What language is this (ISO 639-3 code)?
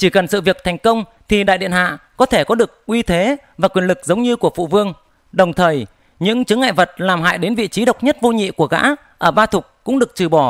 vie